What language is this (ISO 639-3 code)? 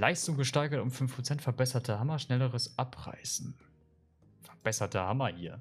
deu